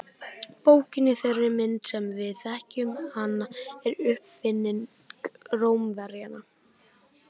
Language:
Icelandic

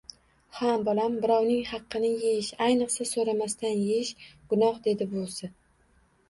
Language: Uzbek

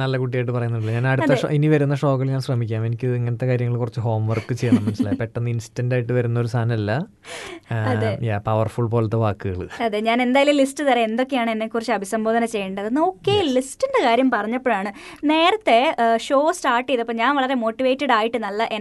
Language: Malayalam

